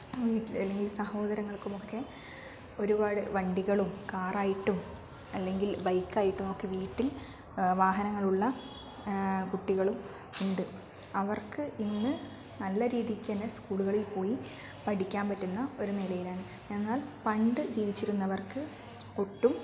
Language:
Malayalam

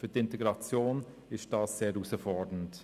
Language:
Swiss German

